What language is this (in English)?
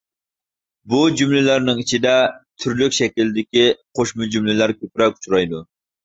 Uyghur